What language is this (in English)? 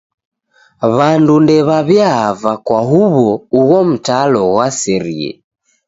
Taita